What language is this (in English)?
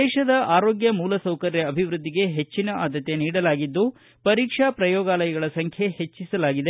Kannada